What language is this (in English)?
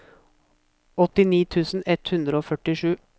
Norwegian